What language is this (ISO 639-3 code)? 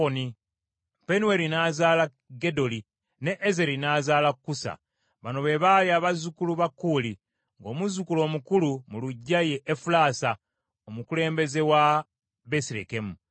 lug